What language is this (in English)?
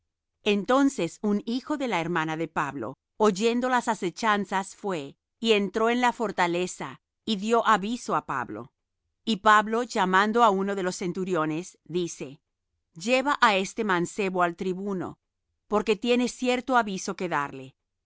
Spanish